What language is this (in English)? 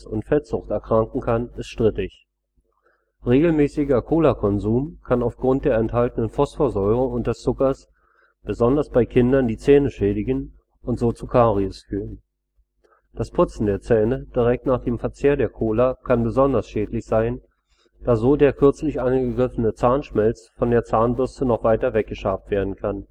German